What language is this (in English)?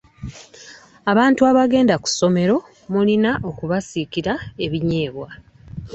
Ganda